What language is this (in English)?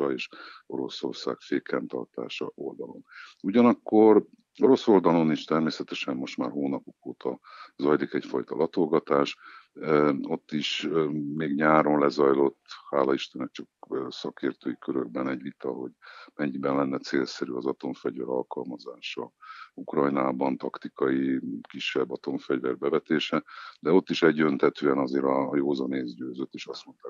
Hungarian